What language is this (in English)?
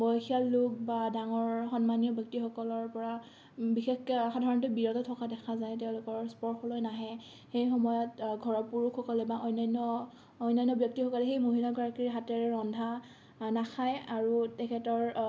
Assamese